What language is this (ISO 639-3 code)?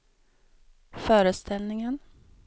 swe